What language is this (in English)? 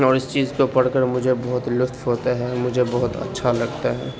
Urdu